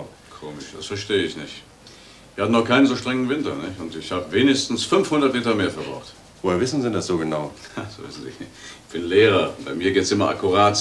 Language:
German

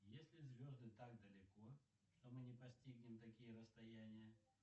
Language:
Russian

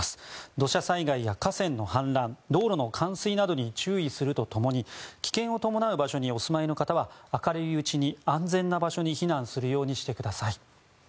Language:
Japanese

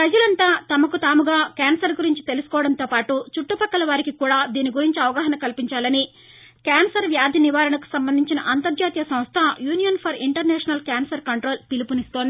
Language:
Telugu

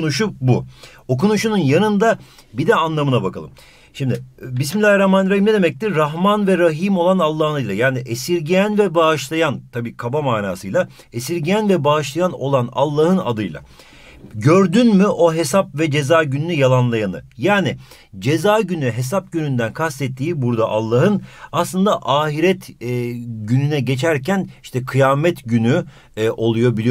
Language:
Turkish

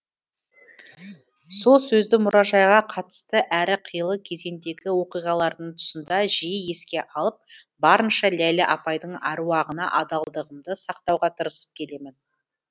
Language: Kazakh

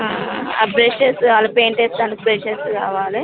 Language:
Telugu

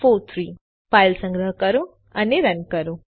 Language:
Gujarati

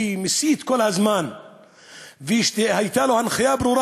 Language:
Hebrew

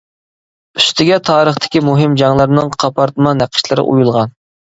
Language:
Uyghur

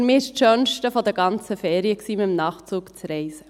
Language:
Swiss German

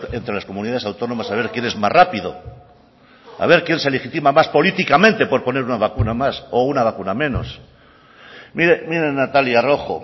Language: Spanish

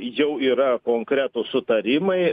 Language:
Lithuanian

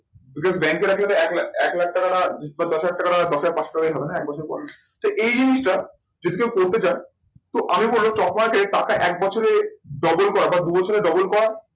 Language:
Bangla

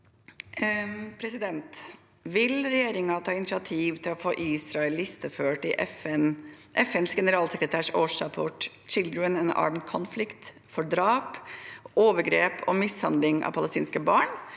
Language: Norwegian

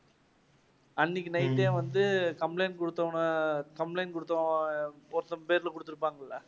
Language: Tamil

